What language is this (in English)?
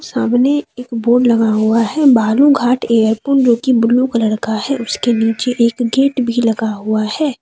Hindi